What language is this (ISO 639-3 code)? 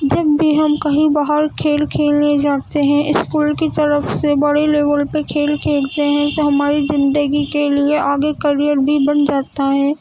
urd